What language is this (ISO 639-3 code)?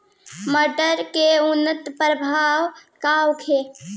bho